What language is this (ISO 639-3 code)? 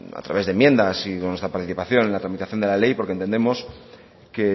spa